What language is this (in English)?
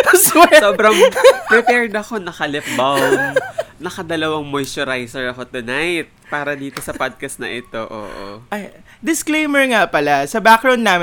Filipino